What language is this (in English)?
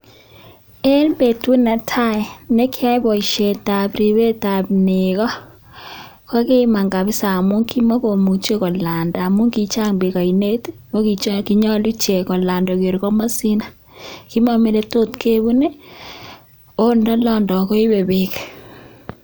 Kalenjin